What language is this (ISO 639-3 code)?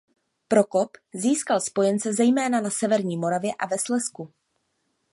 ces